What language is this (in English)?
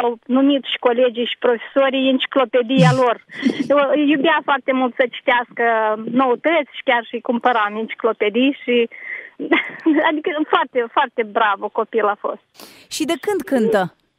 Romanian